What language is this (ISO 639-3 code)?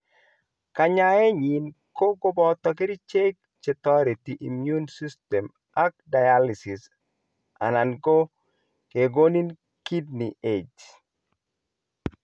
kln